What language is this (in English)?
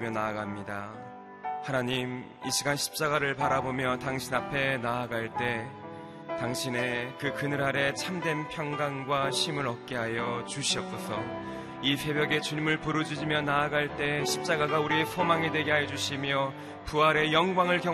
Korean